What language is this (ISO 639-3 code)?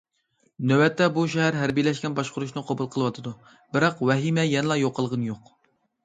uig